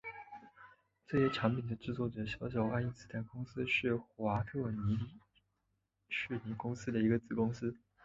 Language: Chinese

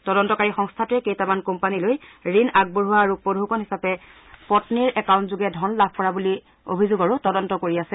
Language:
Assamese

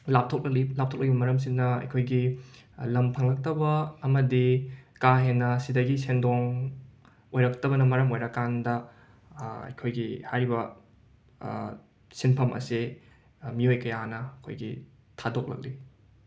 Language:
Manipuri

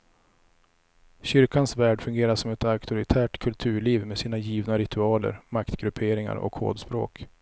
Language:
Swedish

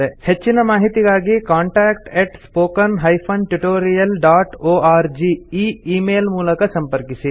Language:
Kannada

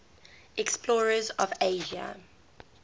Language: English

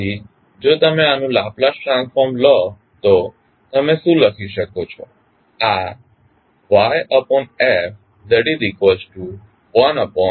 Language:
Gujarati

